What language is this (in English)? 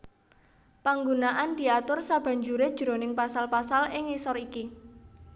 Javanese